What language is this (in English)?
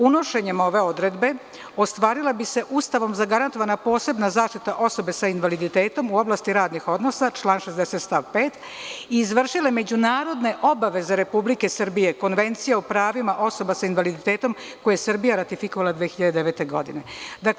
Serbian